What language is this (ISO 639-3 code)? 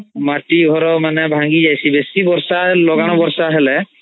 ori